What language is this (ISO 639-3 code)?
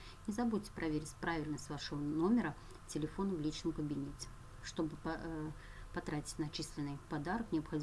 rus